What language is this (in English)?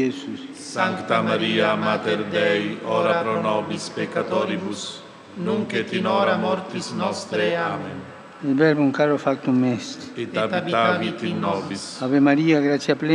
Vietnamese